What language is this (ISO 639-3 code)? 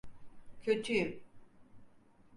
tur